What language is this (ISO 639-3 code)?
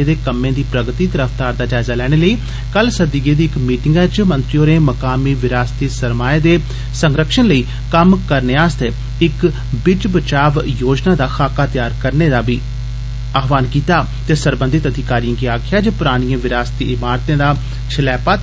doi